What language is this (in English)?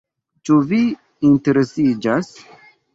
Esperanto